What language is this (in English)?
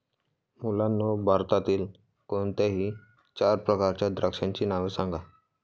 Marathi